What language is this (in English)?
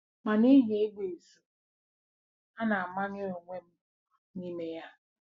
Igbo